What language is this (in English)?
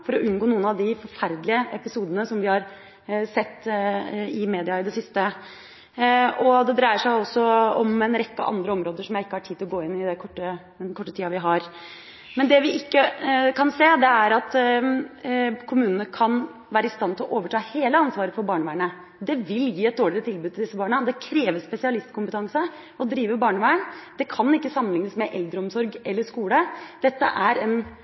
Norwegian Bokmål